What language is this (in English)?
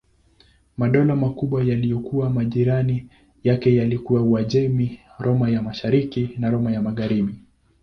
Swahili